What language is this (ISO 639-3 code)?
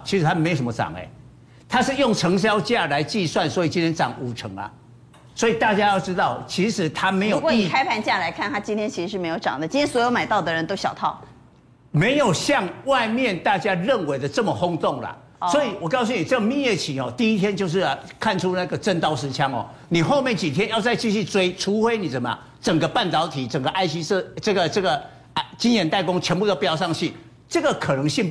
zho